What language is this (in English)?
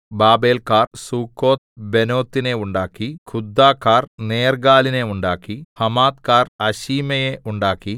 Malayalam